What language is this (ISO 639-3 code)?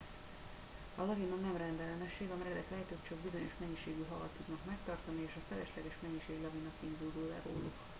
hun